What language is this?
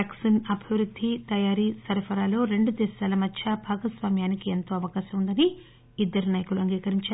Telugu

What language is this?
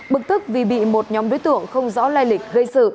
Vietnamese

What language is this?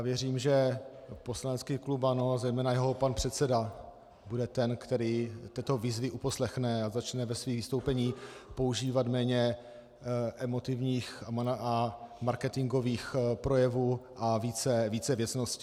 Czech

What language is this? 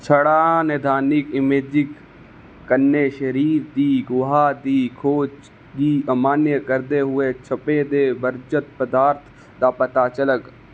Dogri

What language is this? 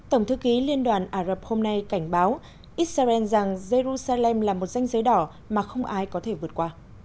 Vietnamese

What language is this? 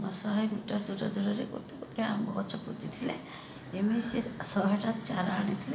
Odia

